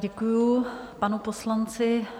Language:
Czech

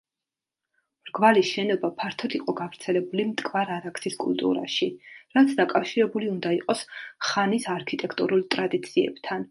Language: Georgian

